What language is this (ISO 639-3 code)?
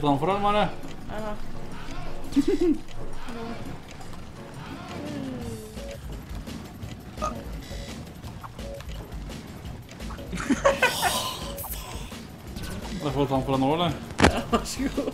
nor